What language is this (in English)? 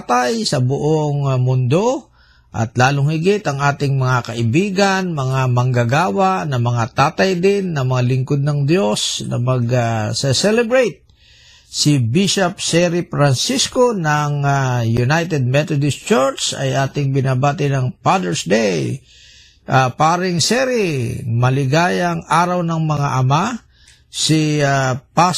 Filipino